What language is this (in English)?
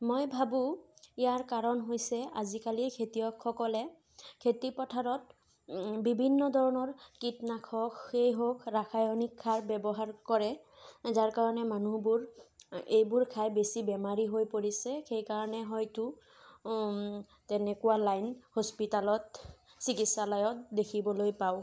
Assamese